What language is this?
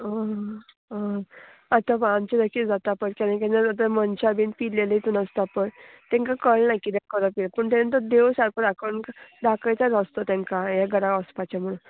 Konkani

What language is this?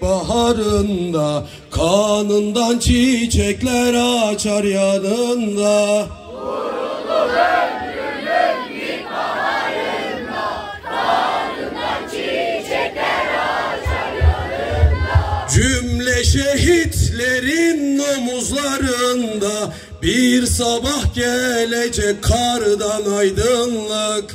Turkish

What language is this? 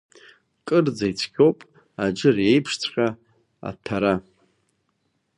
Abkhazian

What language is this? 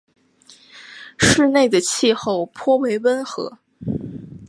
Chinese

